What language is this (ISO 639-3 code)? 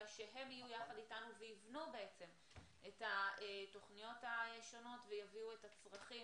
heb